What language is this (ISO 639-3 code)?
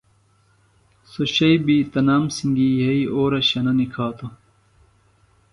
phl